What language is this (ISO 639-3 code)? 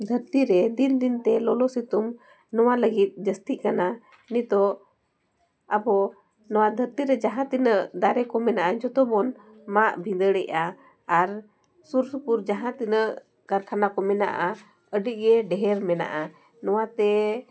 sat